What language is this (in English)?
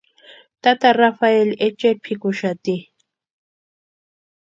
Western Highland Purepecha